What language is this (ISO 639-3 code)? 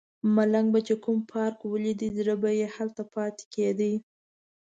pus